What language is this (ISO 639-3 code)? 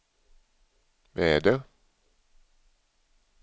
swe